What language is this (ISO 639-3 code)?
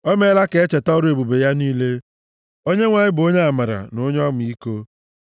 ibo